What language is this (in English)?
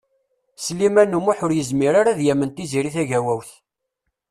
Kabyle